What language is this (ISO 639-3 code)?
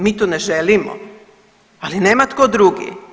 hrv